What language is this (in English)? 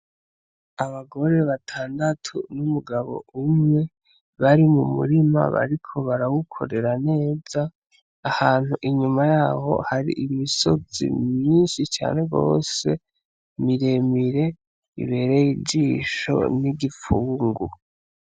Rundi